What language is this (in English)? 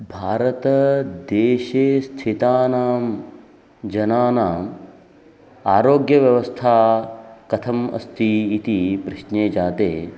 Sanskrit